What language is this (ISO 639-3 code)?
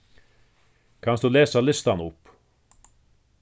fao